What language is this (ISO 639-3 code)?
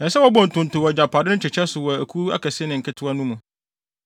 aka